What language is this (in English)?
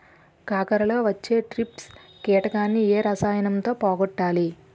Telugu